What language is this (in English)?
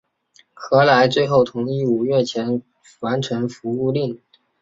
Chinese